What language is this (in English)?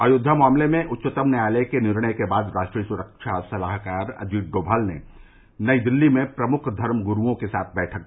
Hindi